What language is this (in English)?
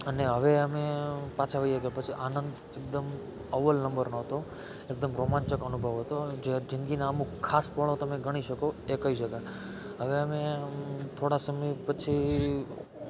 Gujarati